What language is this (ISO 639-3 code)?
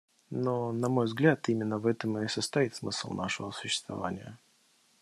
rus